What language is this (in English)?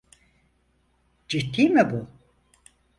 Turkish